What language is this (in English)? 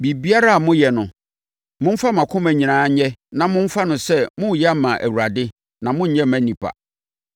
Akan